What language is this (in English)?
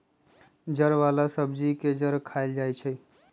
Magahi